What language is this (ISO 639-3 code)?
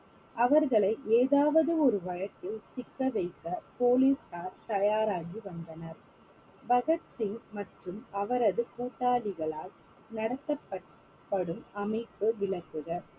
tam